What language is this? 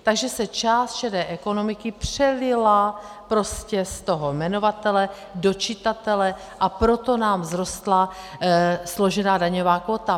Czech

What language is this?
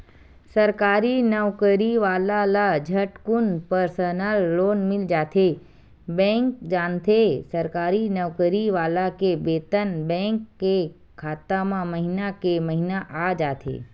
Chhattisgarhi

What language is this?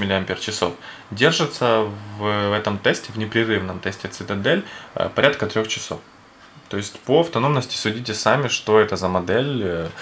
Russian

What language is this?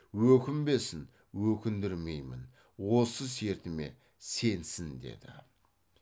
Kazakh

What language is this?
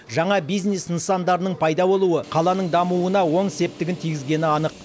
Kazakh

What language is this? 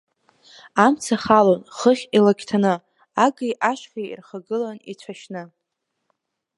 Abkhazian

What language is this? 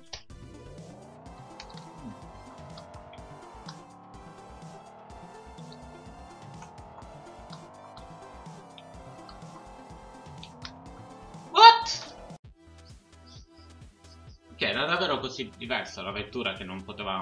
Italian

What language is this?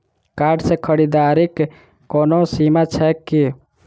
Maithili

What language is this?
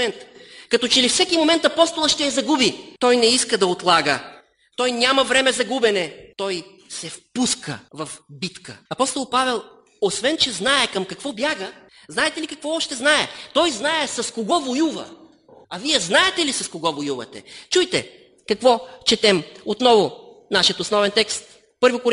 Bulgarian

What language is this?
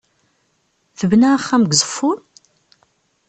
Kabyle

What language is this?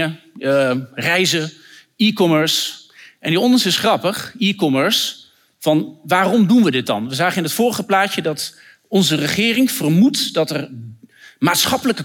Dutch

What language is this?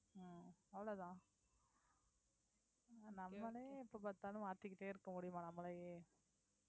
Tamil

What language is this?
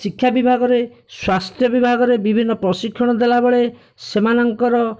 Odia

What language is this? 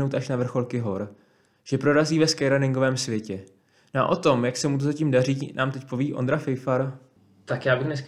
Czech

